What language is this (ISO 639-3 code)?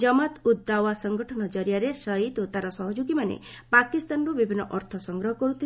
ori